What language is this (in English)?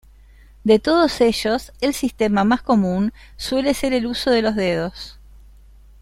Spanish